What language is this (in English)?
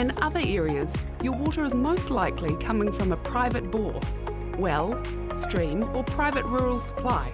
English